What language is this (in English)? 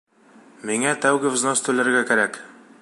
Bashkir